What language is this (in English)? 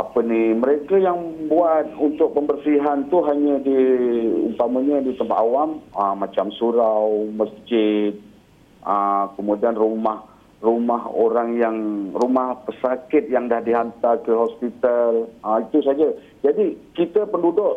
Malay